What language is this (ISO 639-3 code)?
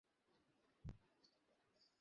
ben